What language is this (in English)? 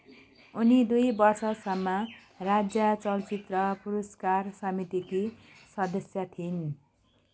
Nepali